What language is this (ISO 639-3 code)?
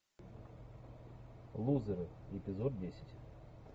rus